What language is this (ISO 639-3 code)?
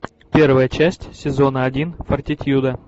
rus